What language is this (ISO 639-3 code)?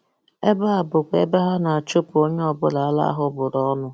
ibo